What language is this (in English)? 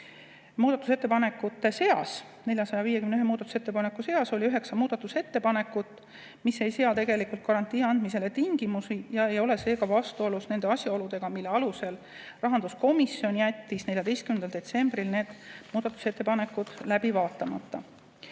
Estonian